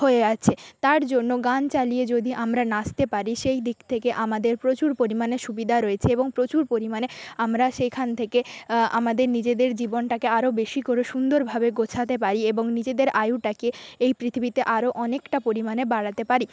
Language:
Bangla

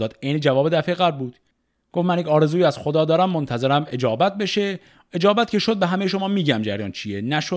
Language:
Persian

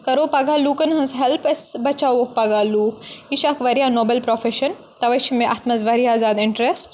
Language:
Kashmiri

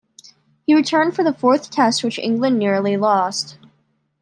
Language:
English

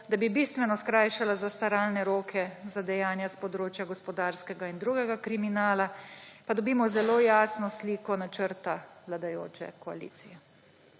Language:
Slovenian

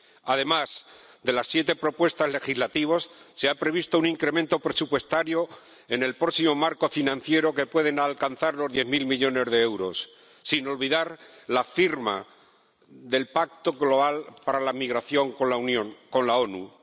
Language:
Spanish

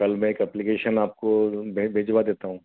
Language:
Hindi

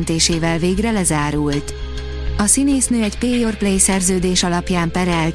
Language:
Hungarian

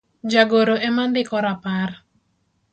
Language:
Luo (Kenya and Tanzania)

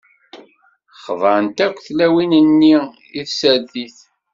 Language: Kabyle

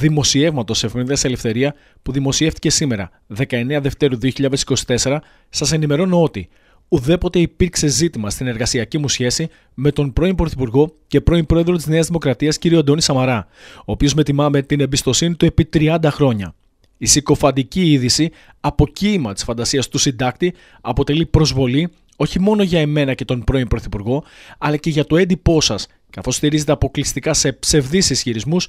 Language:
Greek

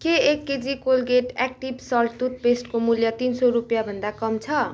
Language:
Nepali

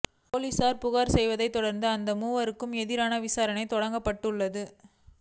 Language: Tamil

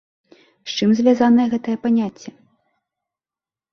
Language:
Belarusian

